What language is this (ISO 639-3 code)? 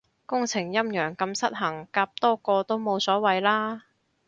yue